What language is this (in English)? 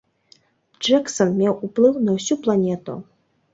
Belarusian